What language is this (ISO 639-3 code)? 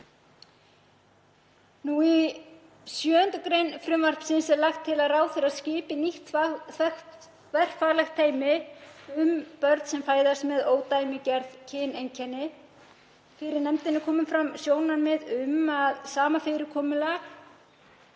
isl